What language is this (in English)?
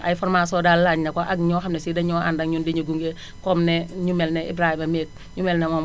Wolof